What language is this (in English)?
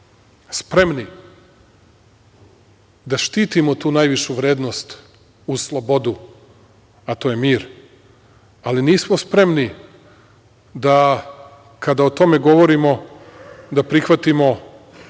Serbian